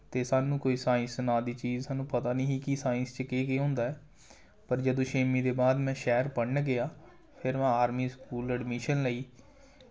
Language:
Dogri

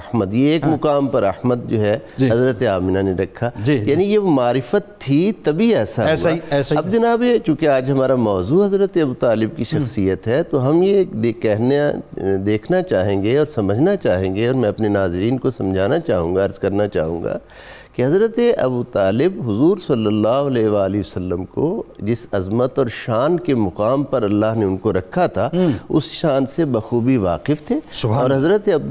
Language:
Urdu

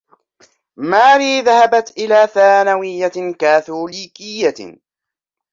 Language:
Arabic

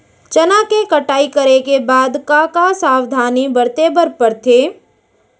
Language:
Chhattisgarhi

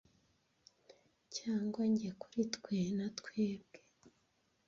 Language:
Kinyarwanda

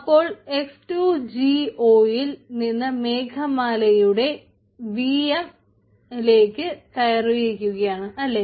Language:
Malayalam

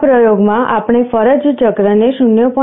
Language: Gujarati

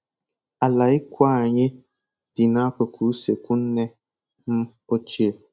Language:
Igbo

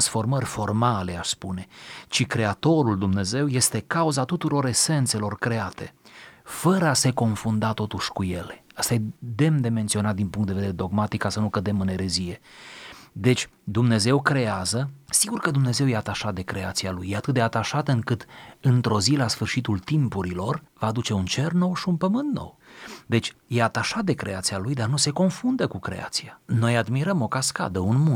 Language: Romanian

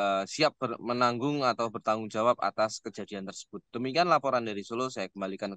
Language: Indonesian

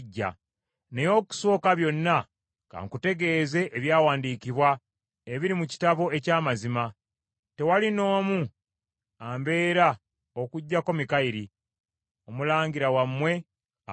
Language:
Ganda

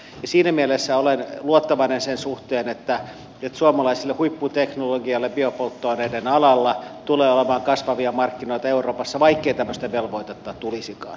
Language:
Finnish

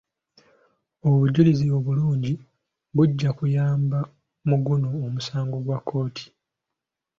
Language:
Ganda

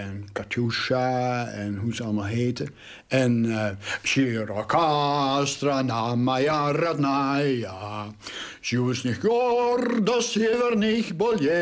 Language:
Dutch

